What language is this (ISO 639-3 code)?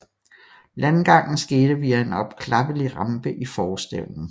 dan